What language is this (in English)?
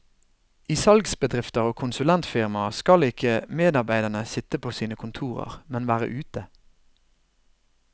Norwegian